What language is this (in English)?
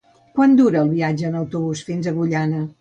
Catalan